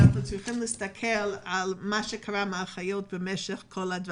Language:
Hebrew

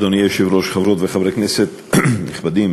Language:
Hebrew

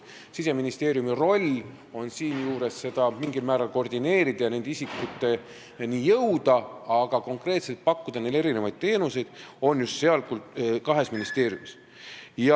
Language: Estonian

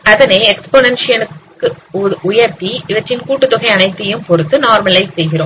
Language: Tamil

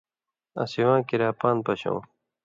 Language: Indus Kohistani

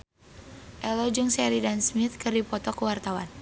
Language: Sundanese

